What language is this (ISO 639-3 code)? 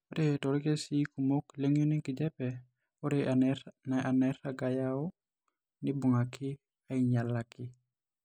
mas